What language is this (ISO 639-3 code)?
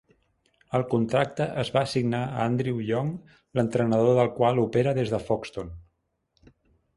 cat